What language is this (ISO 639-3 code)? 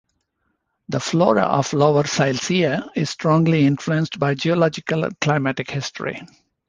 eng